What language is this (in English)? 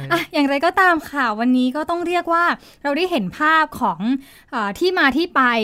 Thai